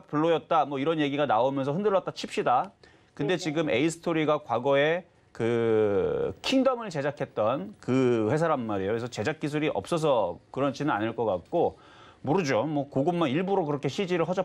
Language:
Korean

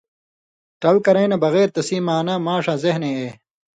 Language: Indus Kohistani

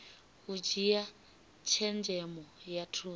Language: Venda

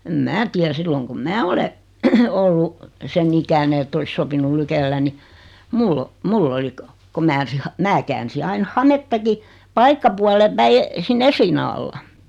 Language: Finnish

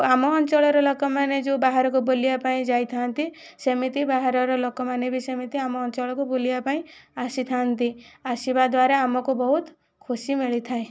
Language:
Odia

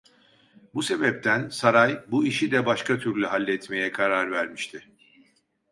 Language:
Turkish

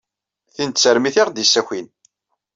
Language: Kabyle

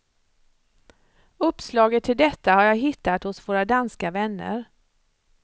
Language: Swedish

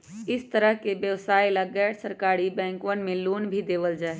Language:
Magahi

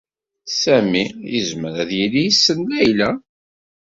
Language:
Kabyle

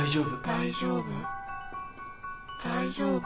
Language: Japanese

